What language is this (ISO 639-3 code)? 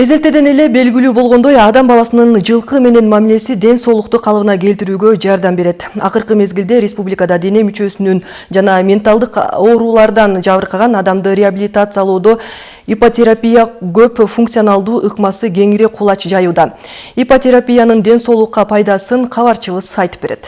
rus